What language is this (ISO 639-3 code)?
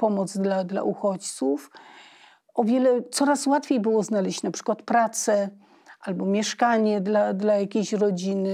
pol